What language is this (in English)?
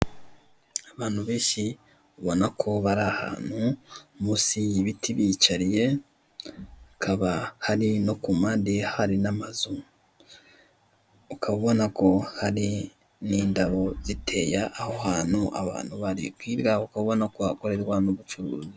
Kinyarwanda